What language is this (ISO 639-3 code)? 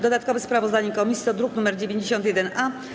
pol